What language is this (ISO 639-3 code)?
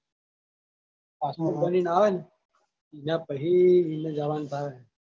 guj